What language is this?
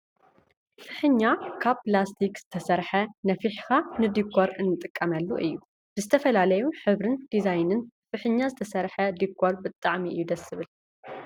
Tigrinya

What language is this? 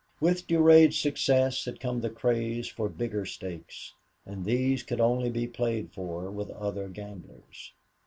English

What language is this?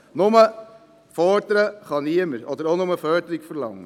Swiss German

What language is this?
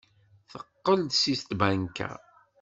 Kabyle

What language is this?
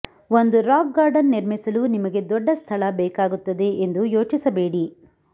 Kannada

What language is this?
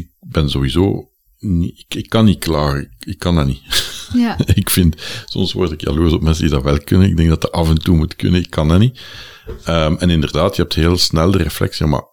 Dutch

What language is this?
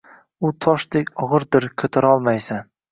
Uzbek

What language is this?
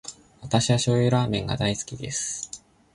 Japanese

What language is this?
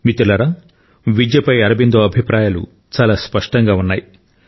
Telugu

